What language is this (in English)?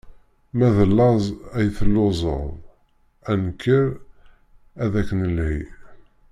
Kabyle